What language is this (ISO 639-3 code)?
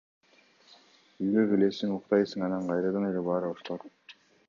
kir